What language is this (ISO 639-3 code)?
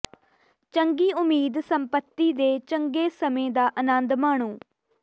pan